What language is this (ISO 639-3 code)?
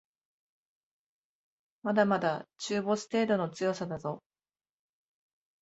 jpn